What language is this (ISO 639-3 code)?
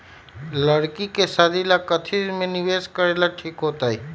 mag